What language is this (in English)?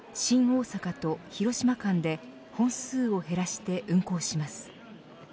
Japanese